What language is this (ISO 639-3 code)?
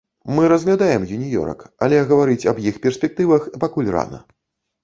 bel